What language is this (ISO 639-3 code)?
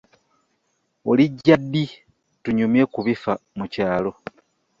lug